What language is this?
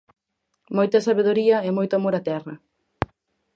Galician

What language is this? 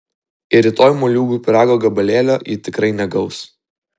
Lithuanian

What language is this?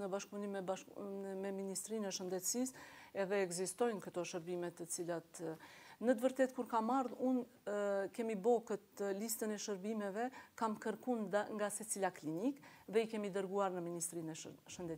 Romanian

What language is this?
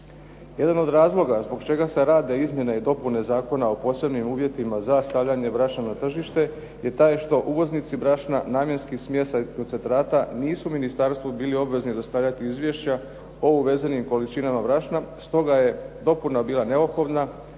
Croatian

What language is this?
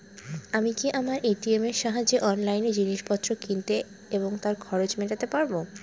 Bangla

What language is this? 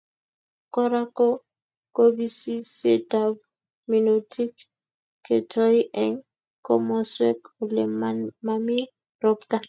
Kalenjin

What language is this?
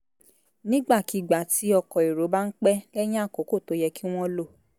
Yoruba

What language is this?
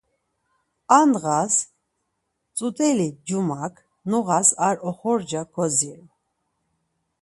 Laz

